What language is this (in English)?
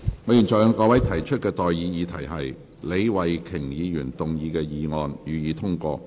Cantonese